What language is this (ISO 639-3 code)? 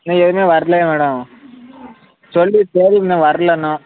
tam